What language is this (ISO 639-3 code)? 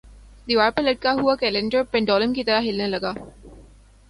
urd